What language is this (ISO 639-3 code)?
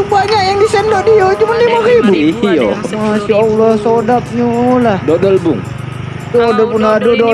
ind